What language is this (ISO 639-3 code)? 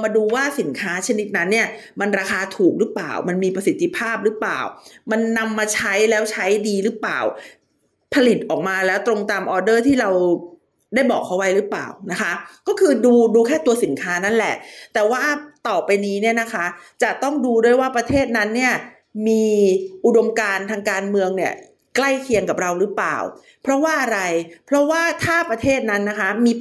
tha